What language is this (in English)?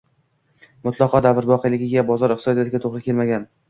Uzbek